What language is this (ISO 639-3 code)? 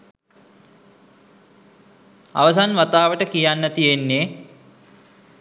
sin